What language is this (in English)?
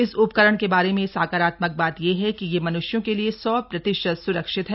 Hindi